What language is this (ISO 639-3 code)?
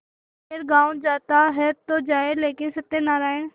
hin